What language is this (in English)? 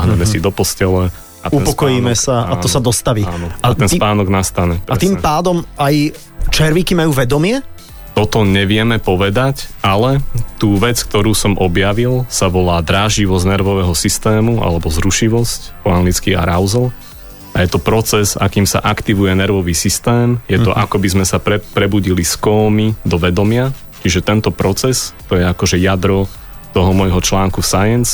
Slovak